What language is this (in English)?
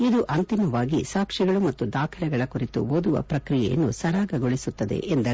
Kannada